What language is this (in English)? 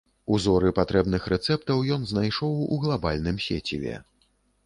Belarusian